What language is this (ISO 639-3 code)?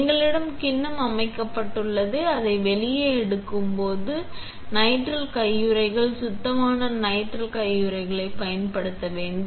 tam